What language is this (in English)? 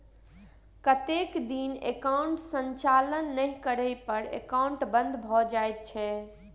Maithili